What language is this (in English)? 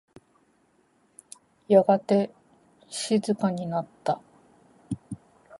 Japanese